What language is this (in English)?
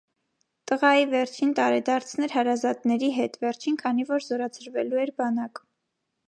Armenian